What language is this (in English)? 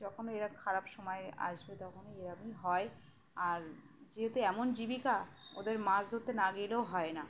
Bangla